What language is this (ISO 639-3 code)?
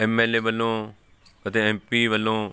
pan